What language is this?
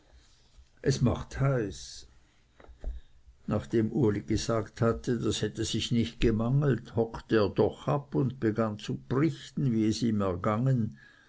German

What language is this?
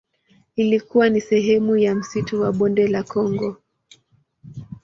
Swahili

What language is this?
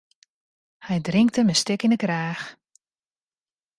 Western Frisian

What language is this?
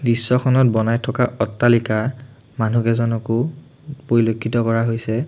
Assamese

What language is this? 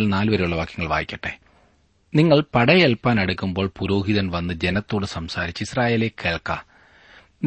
Malayalam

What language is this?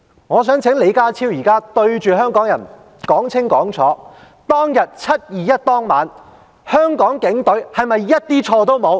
Cantonese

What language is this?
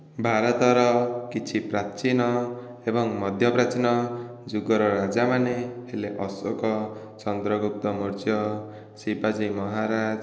Odia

